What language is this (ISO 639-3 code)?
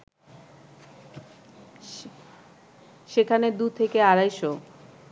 ben